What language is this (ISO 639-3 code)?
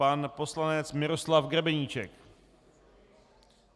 ces